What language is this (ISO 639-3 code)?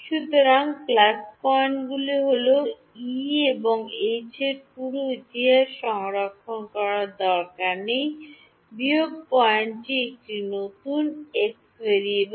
ben